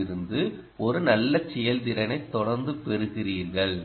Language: Tamil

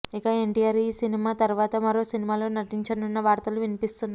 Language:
Telugu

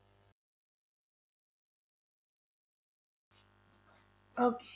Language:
Punjabi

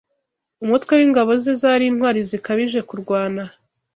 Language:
Kinyarwanda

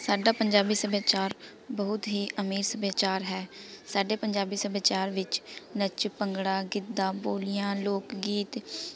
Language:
Punjabi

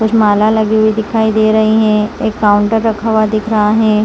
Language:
Hindi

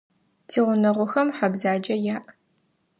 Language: Adyghe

